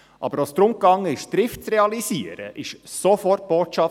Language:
Swiss German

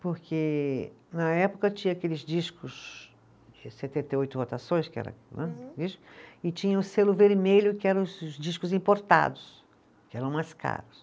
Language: Portuguese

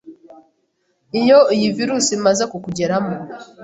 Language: Kinyarwanda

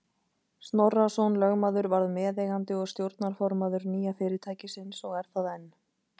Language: Icelandic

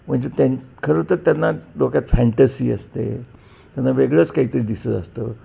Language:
Marathi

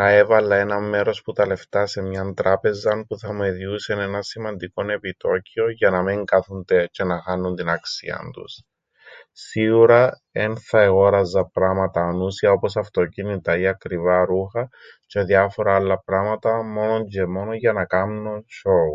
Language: Greek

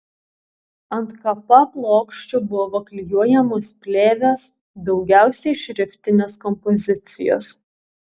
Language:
Lithuanian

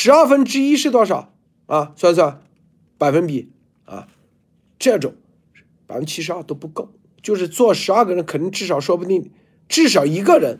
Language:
Chinese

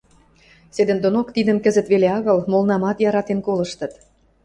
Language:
Western Mari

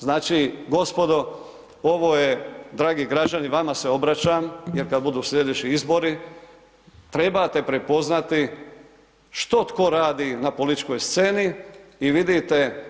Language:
Croatian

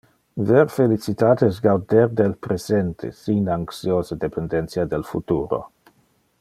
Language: Interlingua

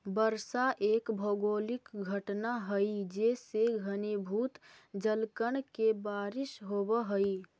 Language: Magahi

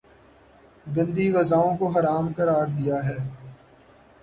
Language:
Urdu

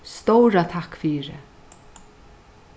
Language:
Faroese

